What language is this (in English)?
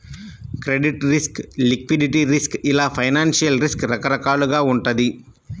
Telugu